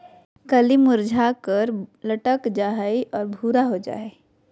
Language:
Magahi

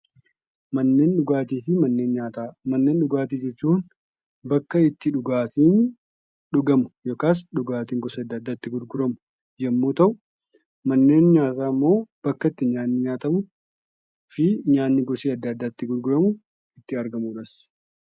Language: Oromo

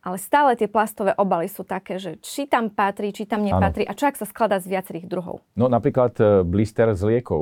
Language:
Slovak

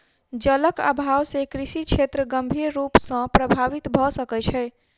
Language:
Maithili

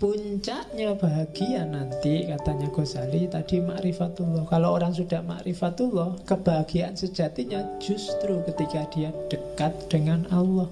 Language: Indonesian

